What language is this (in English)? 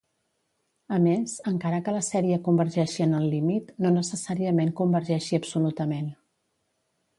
Catalan